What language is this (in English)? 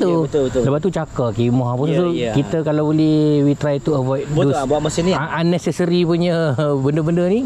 Malay